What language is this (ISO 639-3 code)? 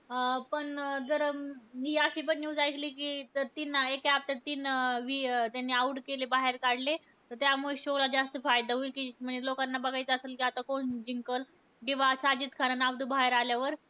mar